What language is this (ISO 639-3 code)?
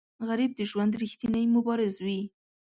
pus